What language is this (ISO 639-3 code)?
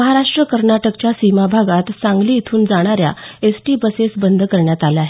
mar